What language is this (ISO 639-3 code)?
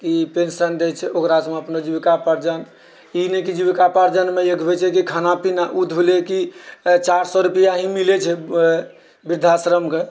mai